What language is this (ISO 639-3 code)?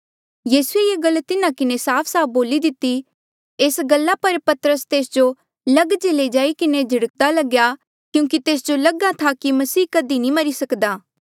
mjl